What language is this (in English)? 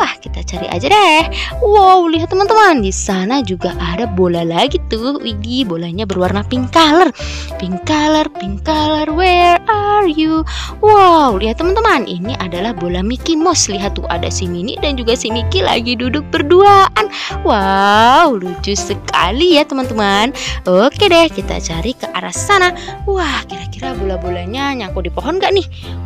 Indonesian